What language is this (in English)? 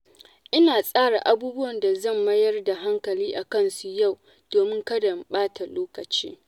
Hausa